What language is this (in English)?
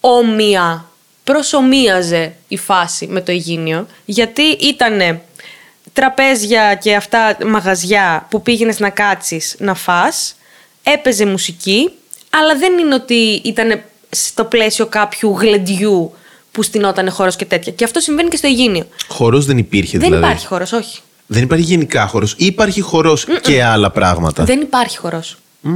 Greek